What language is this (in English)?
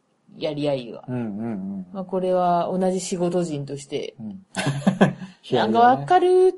Japanese